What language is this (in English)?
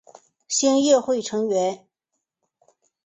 Chinese